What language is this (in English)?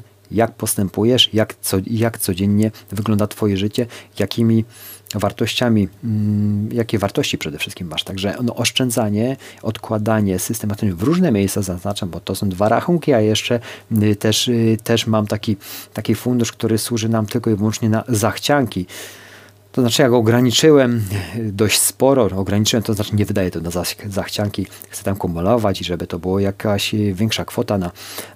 Polish